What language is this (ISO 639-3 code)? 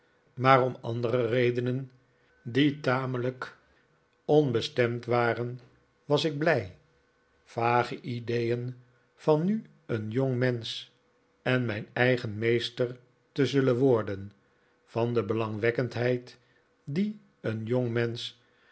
nld